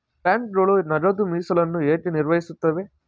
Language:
Kannada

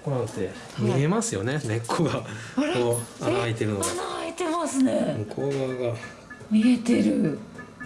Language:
Japanese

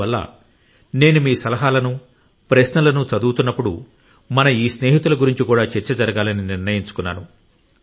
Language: Telugu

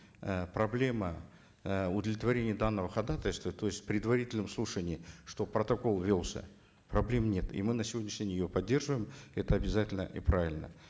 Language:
Kazakh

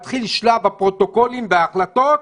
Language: Hebrew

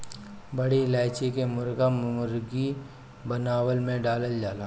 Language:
Bhojpuri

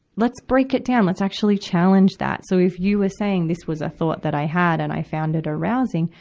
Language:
English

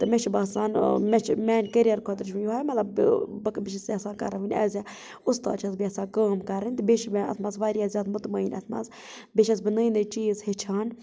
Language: Kashmiri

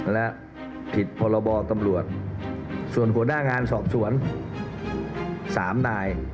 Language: Thai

